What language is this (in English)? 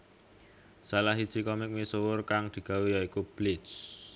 Javanese